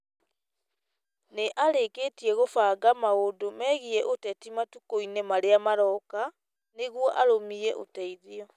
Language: Kikuyu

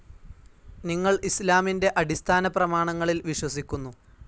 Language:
Malayalam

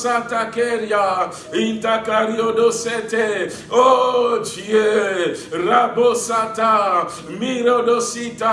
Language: French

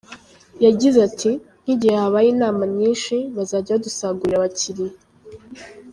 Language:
Kinyarwanda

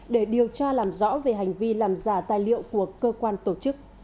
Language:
Vietnamese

